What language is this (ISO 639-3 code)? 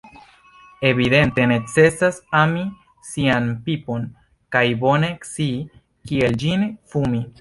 epo